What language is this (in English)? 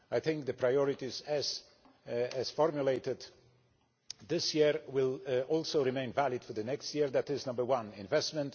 English